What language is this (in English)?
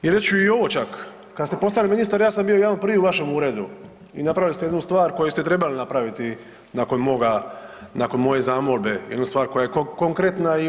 Croatian